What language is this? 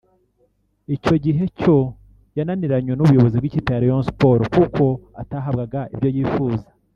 Kinyarwanda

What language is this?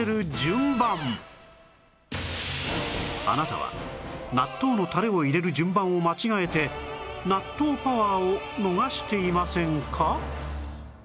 Japanese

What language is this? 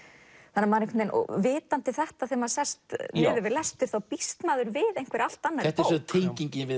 Icelandic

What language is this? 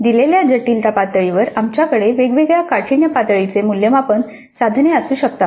Marathi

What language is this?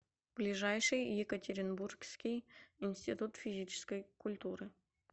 Russian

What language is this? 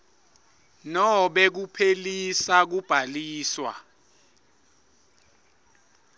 Swati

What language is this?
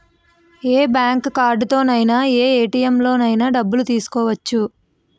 Telugu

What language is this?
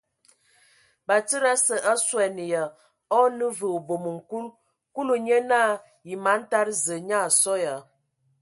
Ewondo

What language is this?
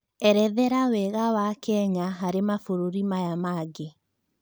Kikuyu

